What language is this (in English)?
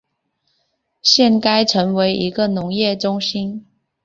Chinese